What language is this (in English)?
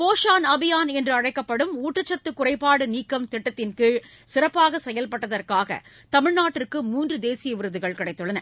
Tamil